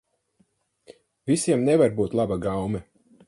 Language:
Latvian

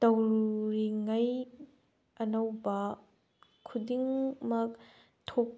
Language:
Manipuri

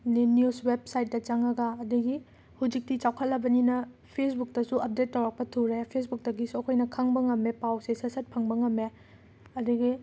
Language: Manipuri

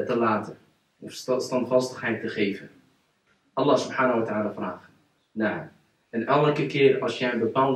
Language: Dutch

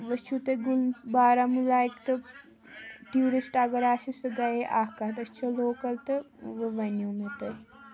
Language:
Kashmiri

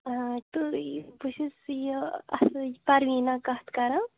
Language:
Kashmiri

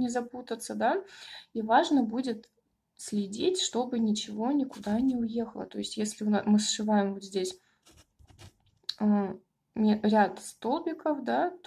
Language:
Russian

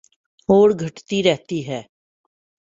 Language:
Urdu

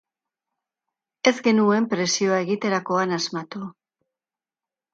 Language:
Basque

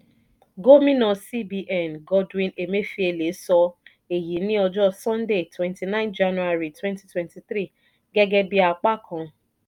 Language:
Yoruba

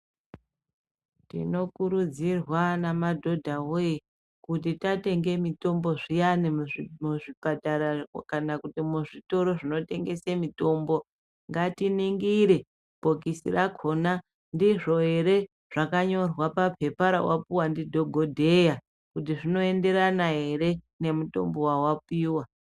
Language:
Ndau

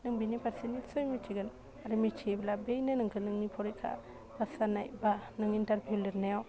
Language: Bodo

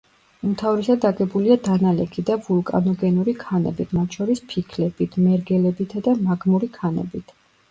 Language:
Georgian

